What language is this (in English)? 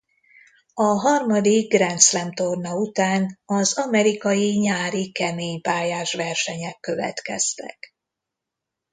Hungarian